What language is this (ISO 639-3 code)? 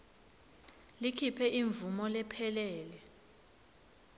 ssw